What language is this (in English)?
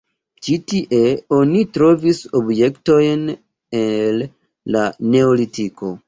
Esperanto